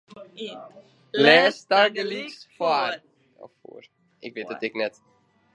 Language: Western Frisian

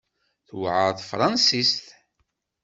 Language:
Kabyle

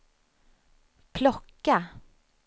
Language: Swedish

